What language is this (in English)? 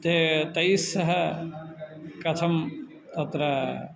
Sanskrit